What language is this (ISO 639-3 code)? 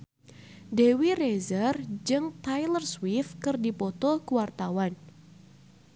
sun